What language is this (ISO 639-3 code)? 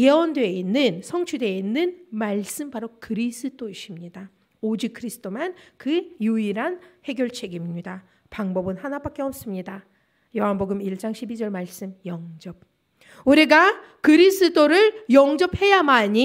kor